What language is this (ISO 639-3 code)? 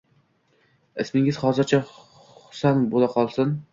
uzb